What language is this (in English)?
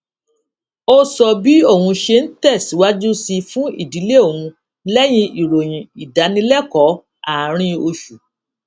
Yoruba